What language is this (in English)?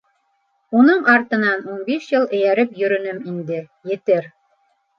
Bashkir